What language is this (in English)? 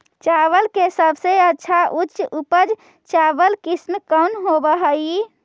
Magahi